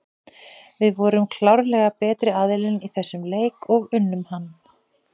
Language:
Icelandic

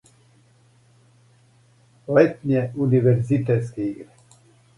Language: Serbian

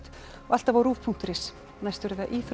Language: Icelandic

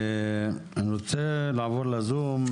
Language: Hebrew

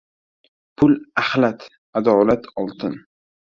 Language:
Uzbek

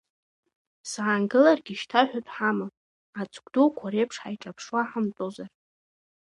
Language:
Abkhazian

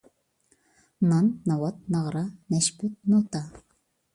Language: Uyghur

